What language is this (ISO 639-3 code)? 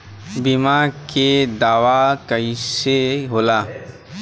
bho